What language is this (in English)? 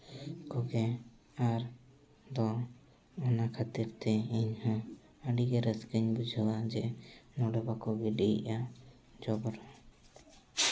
Santali